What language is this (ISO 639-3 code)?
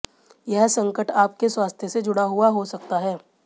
hin